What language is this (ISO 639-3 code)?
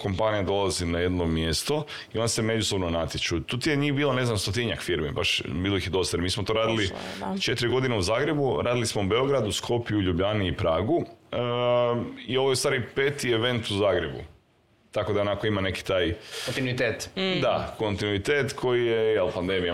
hrv